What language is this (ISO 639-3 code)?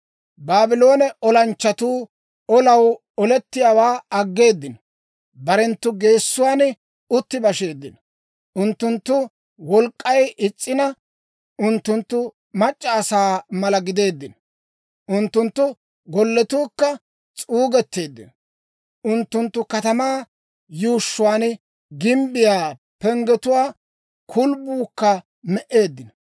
dwr